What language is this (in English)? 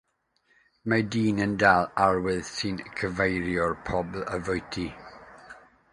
Welsh